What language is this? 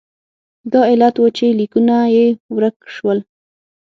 Pashto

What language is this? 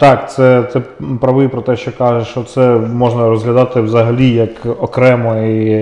Ukrainian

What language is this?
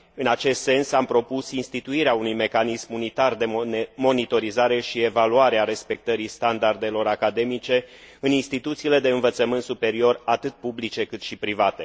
Romanian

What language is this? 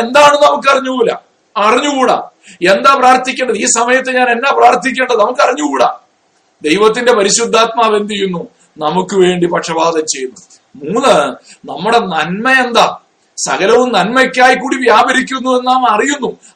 Malayalam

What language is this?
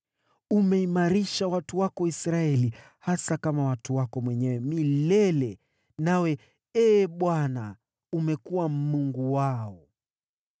Swahili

